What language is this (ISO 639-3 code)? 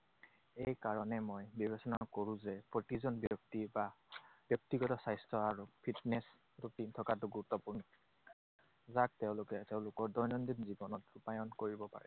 asm